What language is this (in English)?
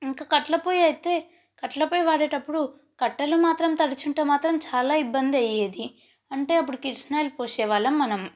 Telugu